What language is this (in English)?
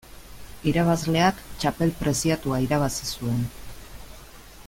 Basque